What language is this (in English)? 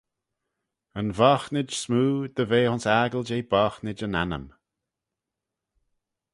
Manx